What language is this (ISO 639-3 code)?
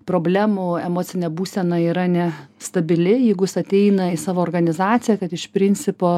lit